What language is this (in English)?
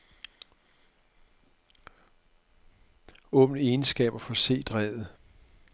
Danish